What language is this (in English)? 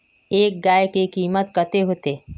Magahi